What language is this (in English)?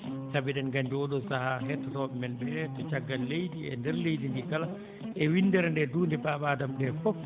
Fula